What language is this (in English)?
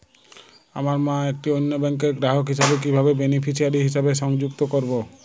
Bangla